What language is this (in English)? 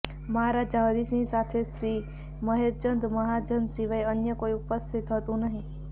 Gujarati